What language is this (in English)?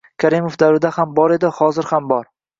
Uzbek